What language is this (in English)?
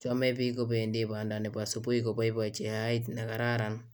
Kalenjin